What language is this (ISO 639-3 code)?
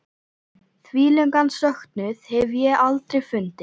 isl